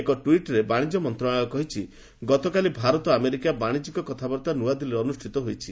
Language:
Odia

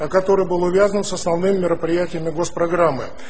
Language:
Russian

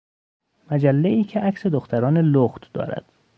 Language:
Persian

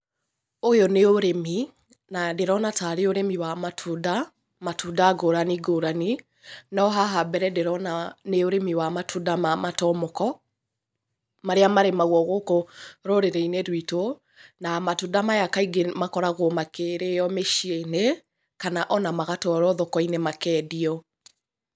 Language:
Kikuyu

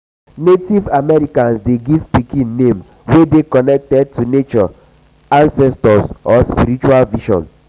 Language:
Nigerian Pidgin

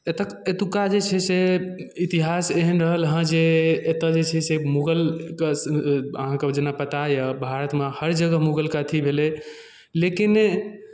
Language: Maithili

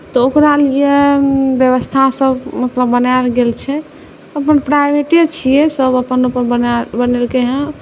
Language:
Maithili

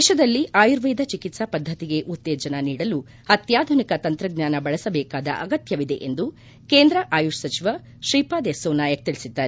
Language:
Kannada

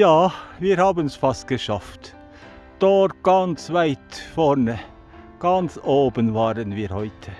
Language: German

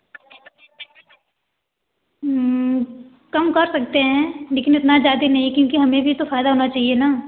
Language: Hindi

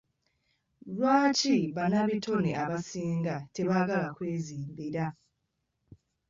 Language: Ganda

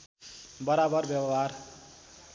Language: Nepali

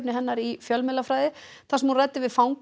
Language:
Icelandic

